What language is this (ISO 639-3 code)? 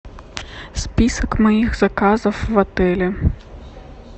rus